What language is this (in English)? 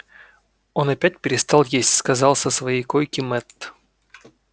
Russian